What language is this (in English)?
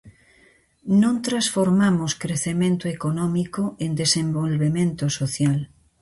Galician